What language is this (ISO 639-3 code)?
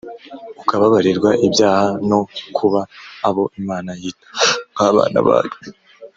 kin